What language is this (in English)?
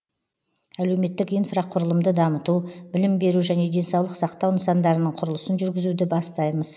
Kazakh